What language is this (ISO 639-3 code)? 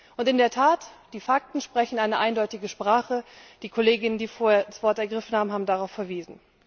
deu